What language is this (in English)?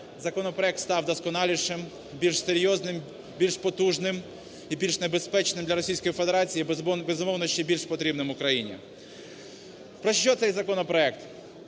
Ukrainian